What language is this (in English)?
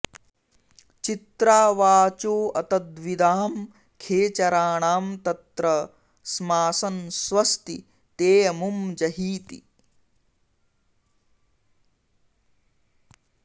Sanskrit